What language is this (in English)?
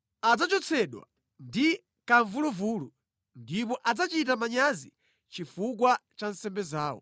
Nyanja